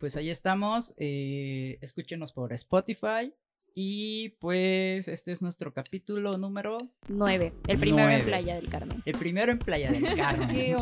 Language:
Spanish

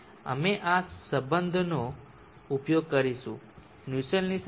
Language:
Gujarati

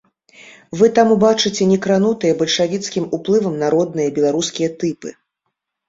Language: Belarusian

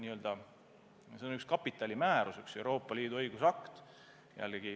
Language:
Estonian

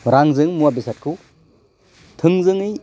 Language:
Bodo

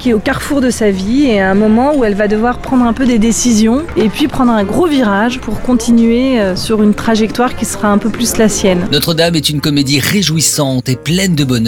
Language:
French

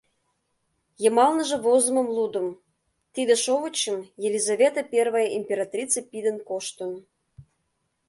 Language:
Mari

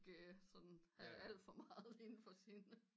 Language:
Danish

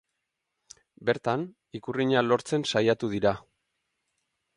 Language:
Basque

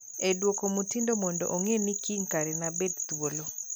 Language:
Luo (Kenya and Tanzania)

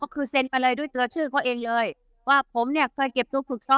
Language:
Thai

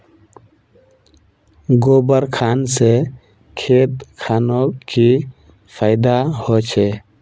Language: Magahi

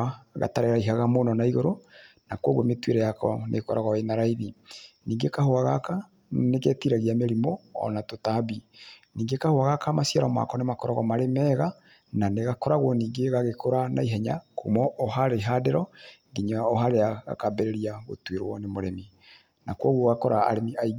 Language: Kikuyu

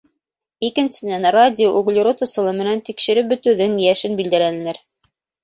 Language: Bashkir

